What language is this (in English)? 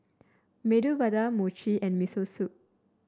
English